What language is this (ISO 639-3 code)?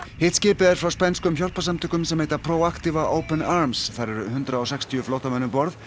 isl